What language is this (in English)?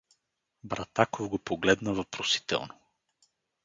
Bulgarian